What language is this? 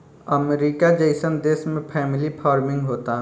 Bhojpuri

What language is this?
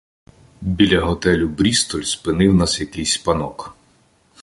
Ukrainian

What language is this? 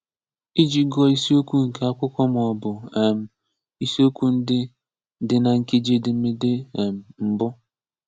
Igbo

